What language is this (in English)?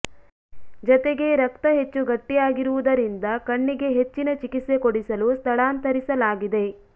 Kannada